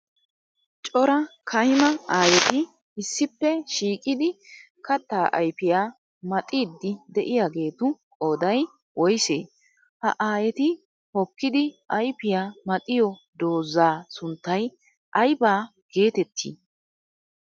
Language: Wolaytta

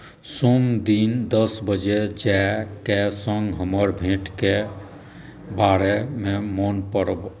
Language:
Maithili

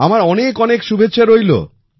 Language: Bangla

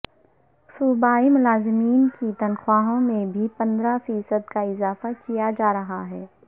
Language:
Urdu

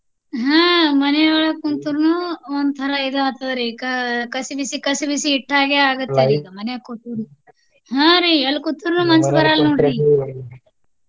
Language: Kannada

